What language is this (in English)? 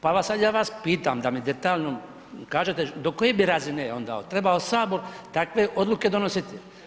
Croatian